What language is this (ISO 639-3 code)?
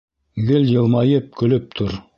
bak